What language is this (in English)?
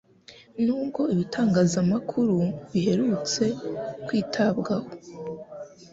Kinyarwanda